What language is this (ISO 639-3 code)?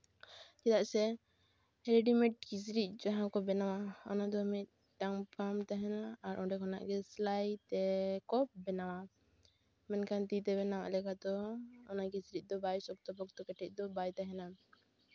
sat